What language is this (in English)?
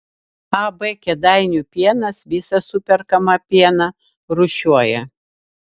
Lithuanian